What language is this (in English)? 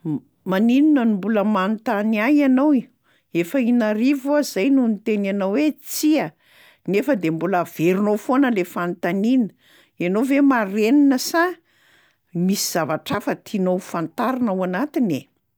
Malagasy